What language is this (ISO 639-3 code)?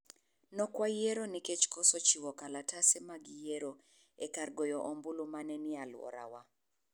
luo